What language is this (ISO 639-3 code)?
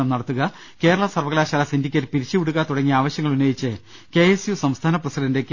mal